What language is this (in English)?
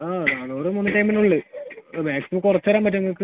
Malayalam